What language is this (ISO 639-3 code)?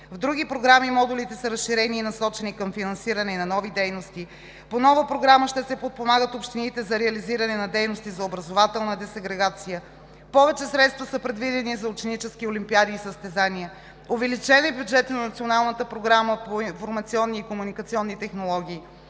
bul